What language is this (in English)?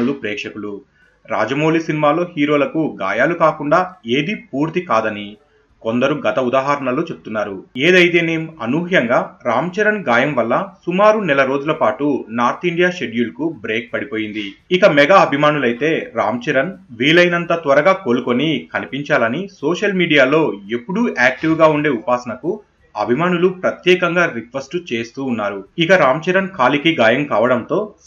Telugu